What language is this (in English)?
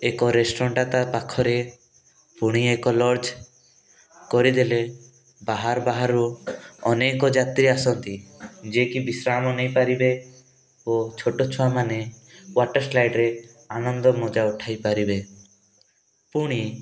Odia